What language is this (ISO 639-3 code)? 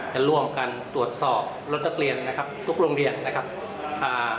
tha